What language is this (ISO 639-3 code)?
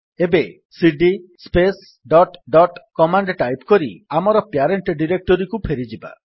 ori